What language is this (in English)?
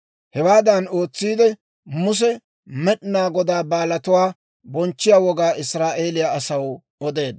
Dawro